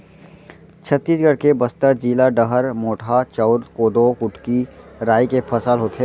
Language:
Chhattisgarhi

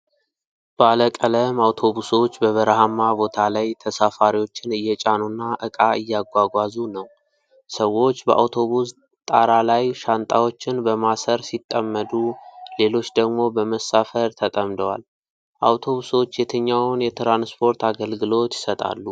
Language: Amharic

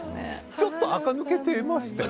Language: Japanese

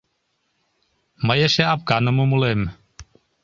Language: Mari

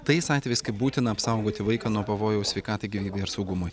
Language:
Lithuanian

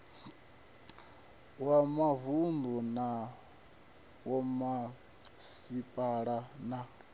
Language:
Venda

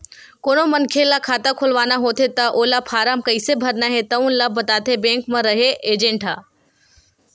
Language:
Chhattisgarhi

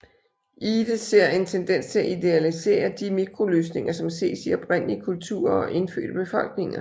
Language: Danish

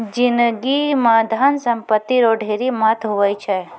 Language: Maithili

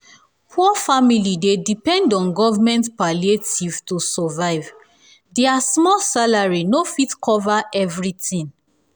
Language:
Nigerian Pidgin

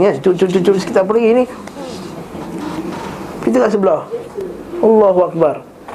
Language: Malay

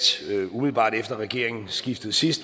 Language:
Danish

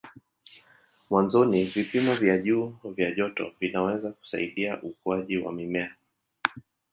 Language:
Swahili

